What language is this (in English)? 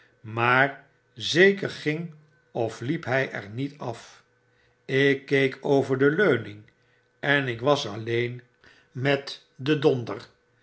Dutch